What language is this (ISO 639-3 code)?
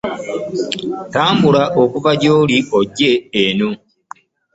lug